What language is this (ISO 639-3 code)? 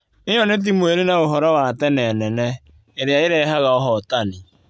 kik